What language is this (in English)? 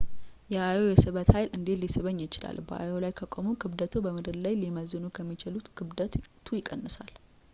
Amharic